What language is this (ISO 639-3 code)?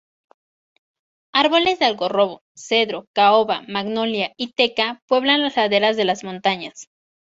spa